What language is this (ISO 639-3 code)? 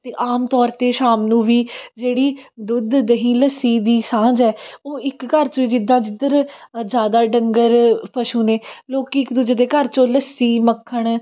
pan